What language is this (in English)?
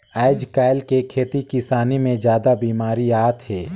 Chhattisgarhi